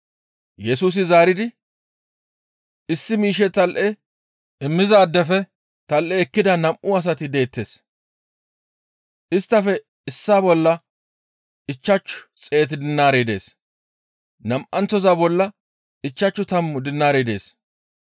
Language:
Gamo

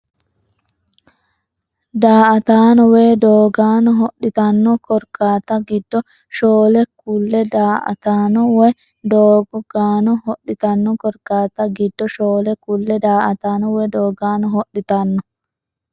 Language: Sidamo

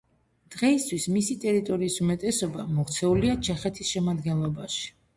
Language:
Georgian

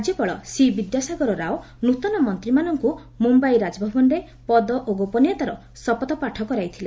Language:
Odia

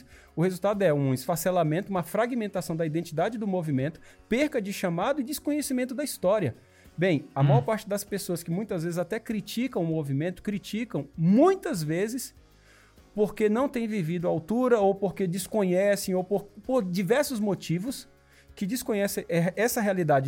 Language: Portuguese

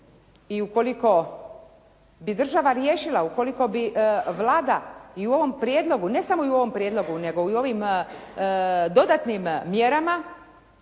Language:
Croatian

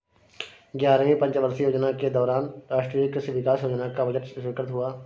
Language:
Hindi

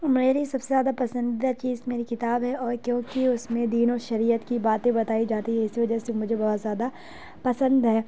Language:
Urdu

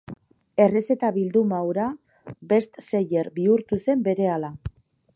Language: Basque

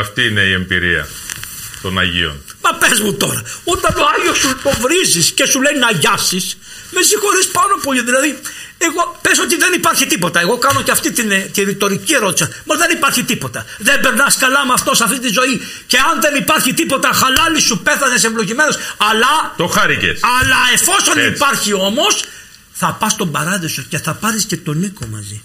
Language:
Greek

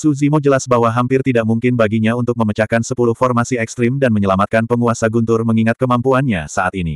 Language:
Indonesian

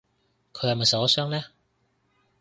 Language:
Cantonese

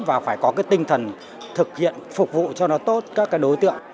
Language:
Vietnamese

